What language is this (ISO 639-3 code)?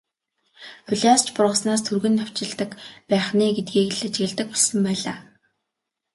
mon